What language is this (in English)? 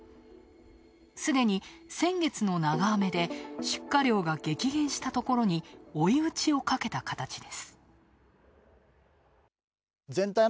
Japanese